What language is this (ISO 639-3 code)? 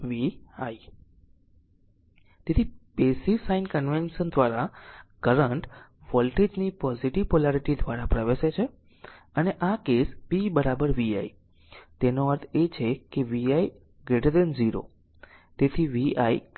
guj